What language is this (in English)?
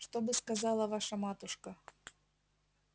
Russian